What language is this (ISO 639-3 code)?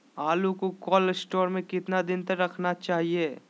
mag